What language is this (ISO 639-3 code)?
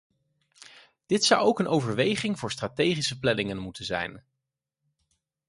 nld